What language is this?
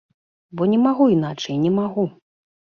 Belarusian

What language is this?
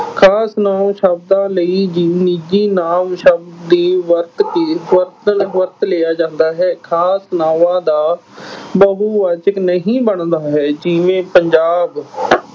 Punjabi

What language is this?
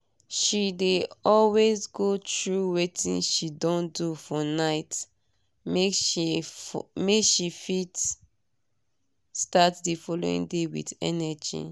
Nigerian Pidgin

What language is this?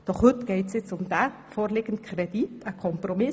Swiss German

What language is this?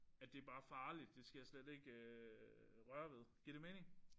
Danish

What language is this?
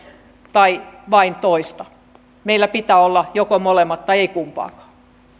Finnish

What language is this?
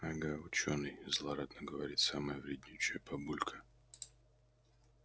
Russian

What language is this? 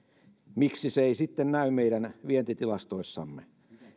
Finnish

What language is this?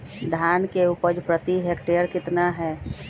Magahi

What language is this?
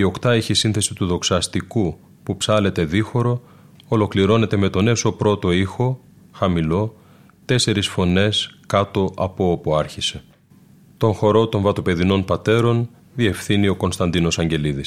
Greek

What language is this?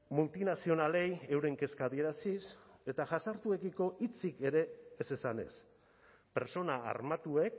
Basque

